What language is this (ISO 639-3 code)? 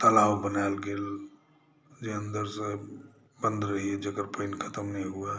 mai